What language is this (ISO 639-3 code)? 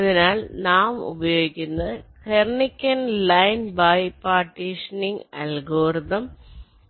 mal